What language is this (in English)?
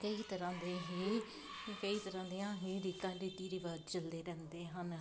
Punjabi